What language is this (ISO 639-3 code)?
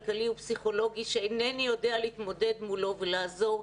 heb